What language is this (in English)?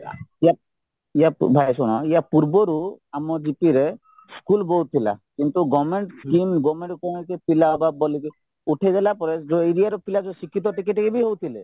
Odia